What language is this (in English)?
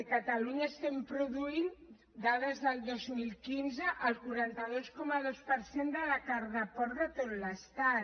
Catalan